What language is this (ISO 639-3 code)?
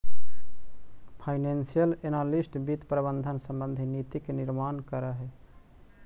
mag